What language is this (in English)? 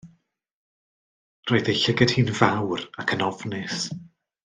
Welsh